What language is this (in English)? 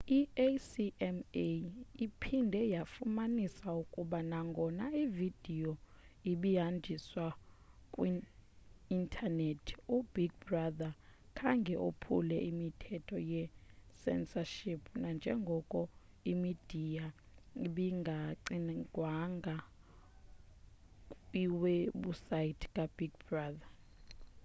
Xhosa